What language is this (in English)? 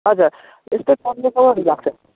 Nepali